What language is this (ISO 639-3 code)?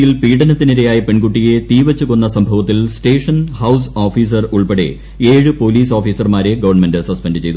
mal